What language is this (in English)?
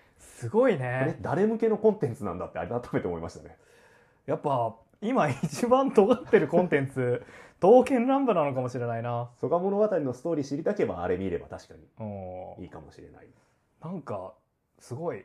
Japanese